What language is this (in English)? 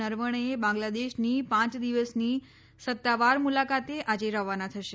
Gujarati